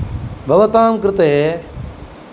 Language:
Sanskrit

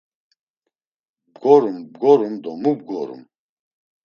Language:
Laz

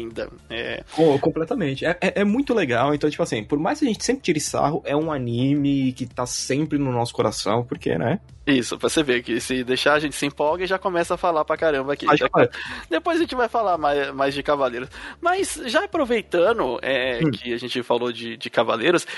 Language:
Portuguese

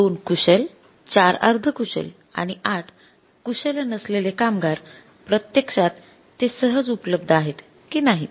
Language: Marathi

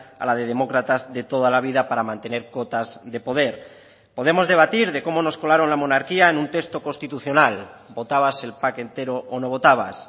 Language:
Spanish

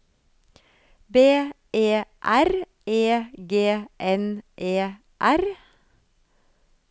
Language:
Norwegian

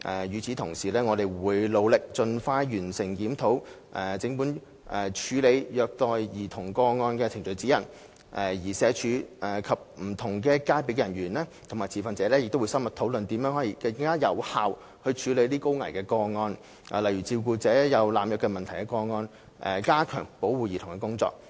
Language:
Cantonese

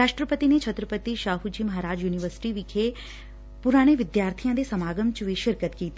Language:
Punjabi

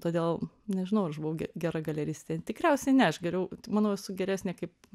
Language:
Lithuanian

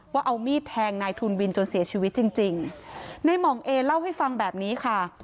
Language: Thai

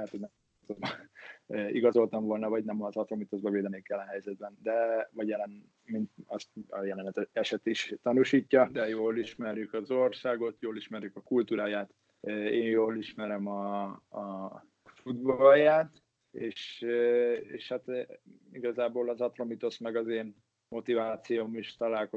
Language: Hungarian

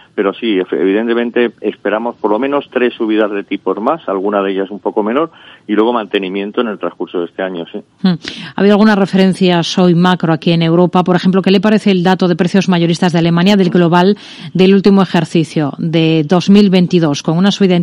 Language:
Spanish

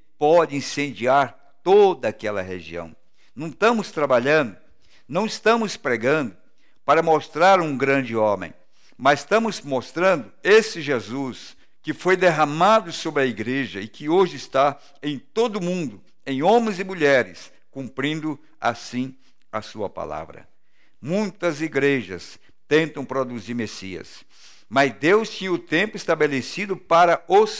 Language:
Portuguese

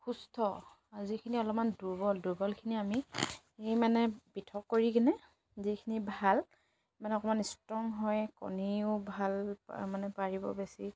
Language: Assamese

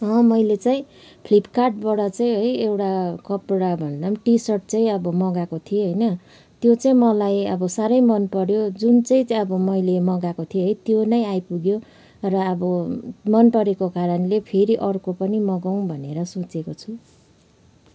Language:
Nepali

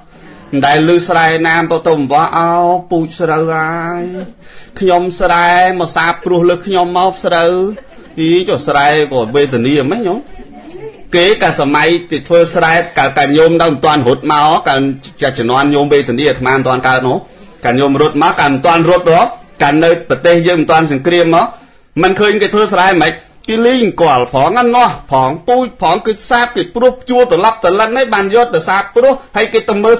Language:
Thai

